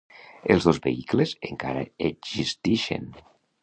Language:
Catalan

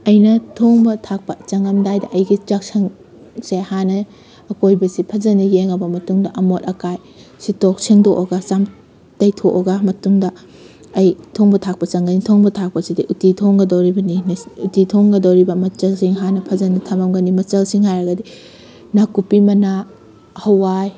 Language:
Manipuri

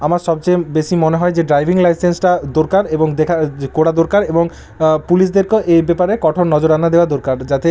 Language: Bangla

